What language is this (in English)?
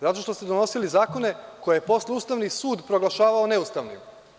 Serbian